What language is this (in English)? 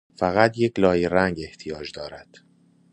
Persian